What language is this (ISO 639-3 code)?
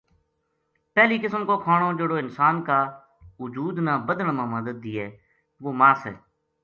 gju